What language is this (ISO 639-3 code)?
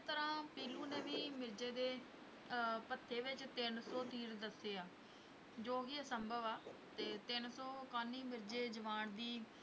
pan